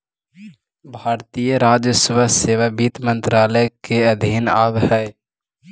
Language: Magahi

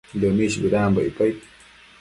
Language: Matsés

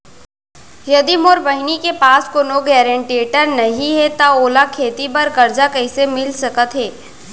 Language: Chhattisgarhi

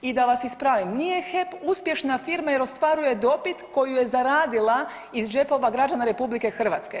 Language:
Croatian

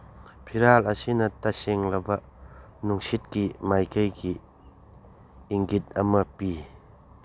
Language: Manipuri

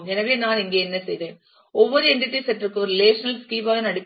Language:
Tamil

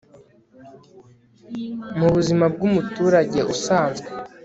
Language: Kinyarwanda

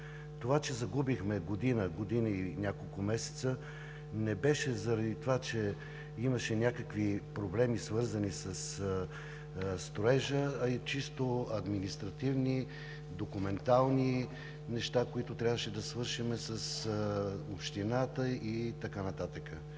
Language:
Bulgarian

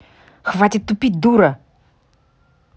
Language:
Russian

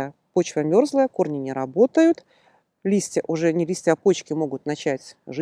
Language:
Russian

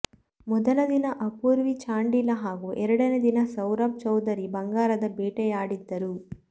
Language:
Kannada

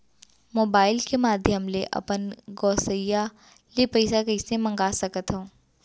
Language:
Chhattisgarhi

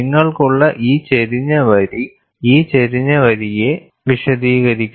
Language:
Malayalam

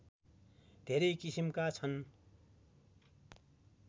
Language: Nepali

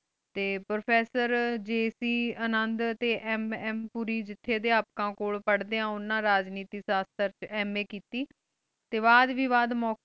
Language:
Punjabi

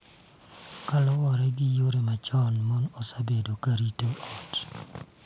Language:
Luo (Kenya and Tanzania)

